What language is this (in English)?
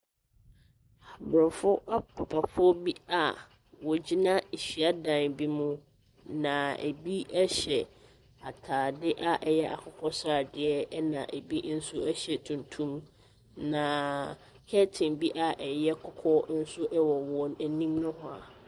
Akan